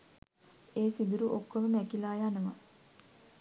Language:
Sinhala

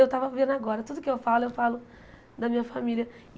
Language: Portuguese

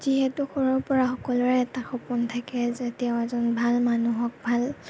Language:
Assamese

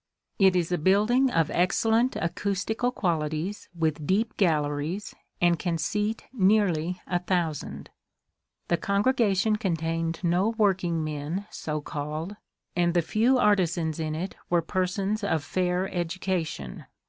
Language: English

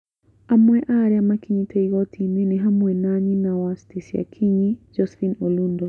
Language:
Kikuyu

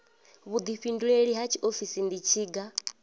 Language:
Venda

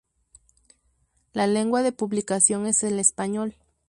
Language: Spanish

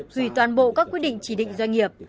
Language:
Vietnamese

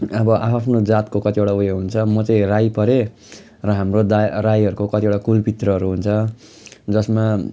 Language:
Nepali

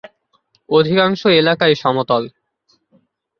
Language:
Bangla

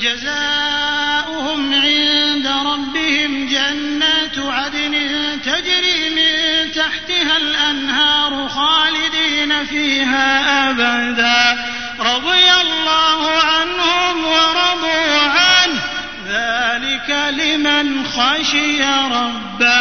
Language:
Arabic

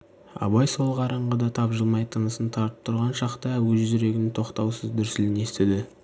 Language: Kazakh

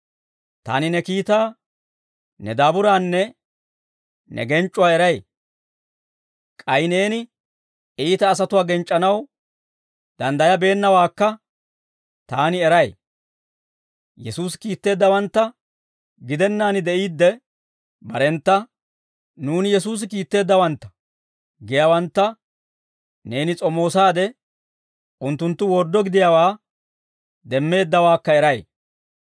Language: Dawro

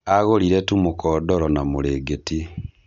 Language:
Kikuyu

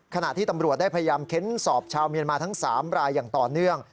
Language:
Thai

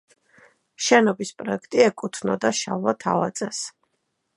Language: Georgian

